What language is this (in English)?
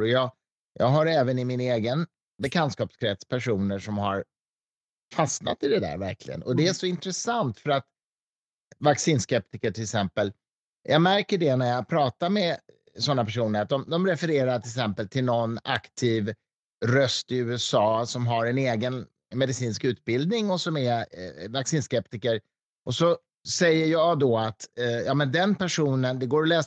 Swedish